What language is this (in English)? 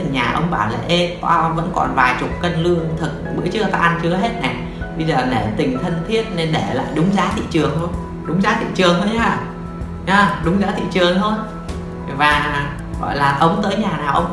Vietnamese